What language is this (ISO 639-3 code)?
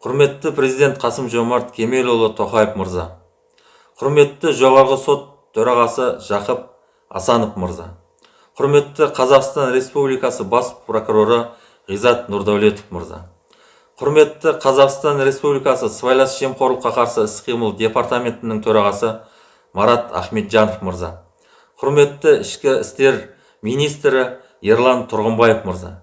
kaz